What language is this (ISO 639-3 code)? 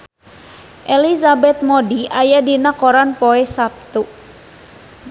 sun